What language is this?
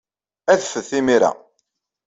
Kabyle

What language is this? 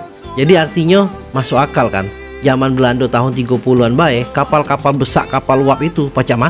Indonesian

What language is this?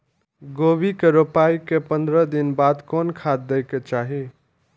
Maithili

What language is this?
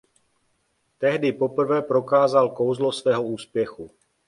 Czech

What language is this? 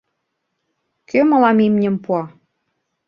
Mari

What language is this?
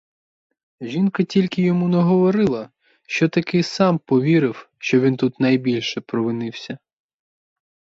Ukrainian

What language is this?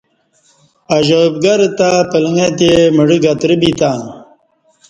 Kati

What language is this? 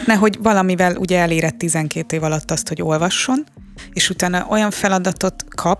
Hungarian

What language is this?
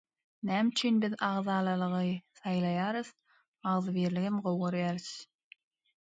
Turkmen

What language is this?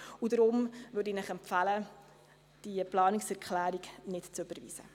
Swiss German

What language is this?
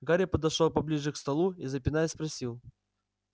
Russian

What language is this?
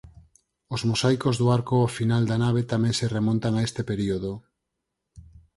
Galician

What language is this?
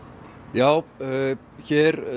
Icelandic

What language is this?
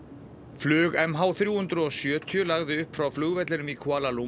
Icelandic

